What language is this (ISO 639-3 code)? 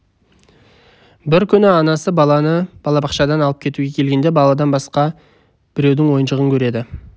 kaz